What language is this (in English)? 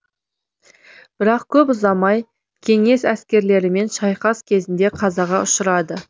Kazakh